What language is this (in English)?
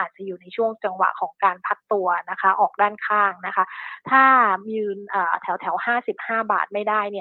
Thai